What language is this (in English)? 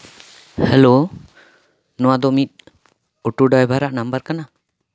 Santali